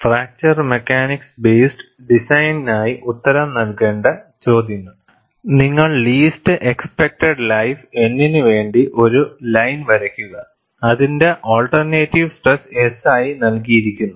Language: Malayalam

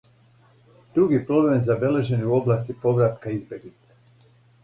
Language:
Serbian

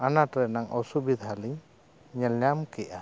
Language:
Santali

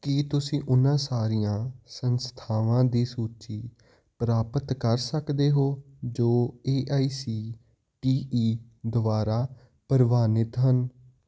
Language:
Punjabi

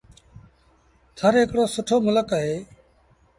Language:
Sindhi Bhil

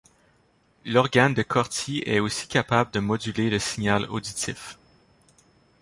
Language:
French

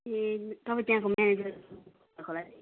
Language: Nepali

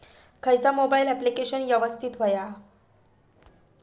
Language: Marathi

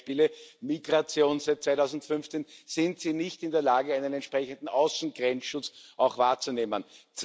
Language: German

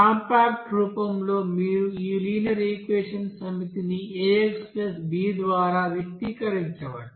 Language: Telugu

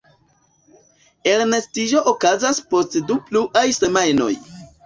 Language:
Esperanto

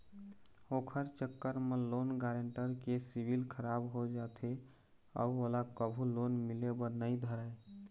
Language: Chhattisgarhi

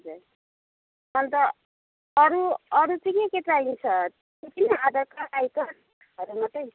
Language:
Nepali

